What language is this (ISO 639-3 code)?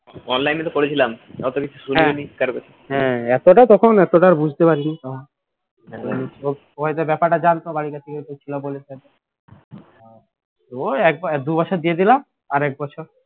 ben